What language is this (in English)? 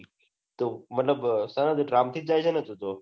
Gujarati